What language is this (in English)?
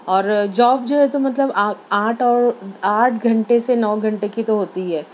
Urdu